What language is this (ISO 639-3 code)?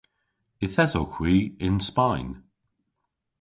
cor